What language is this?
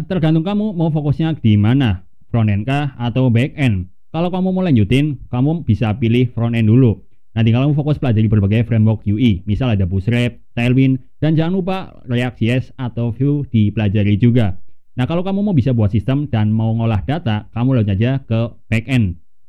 Indonesian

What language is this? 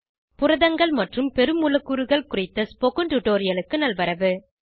Tamil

